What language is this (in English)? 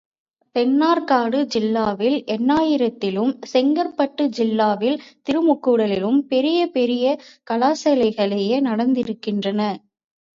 Tamil